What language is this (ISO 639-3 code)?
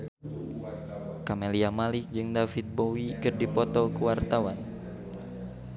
sun